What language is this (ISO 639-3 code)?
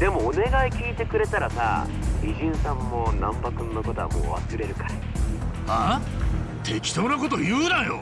jpn